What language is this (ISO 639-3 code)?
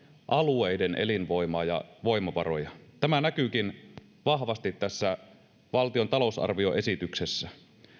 fin